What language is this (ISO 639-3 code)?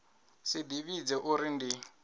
ven